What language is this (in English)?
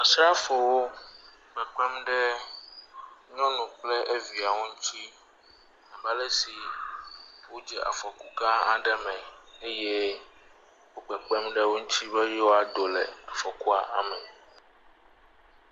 Ewe